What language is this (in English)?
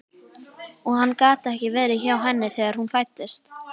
Icelandic